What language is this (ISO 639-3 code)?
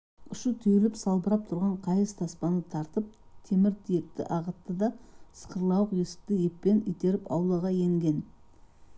kaz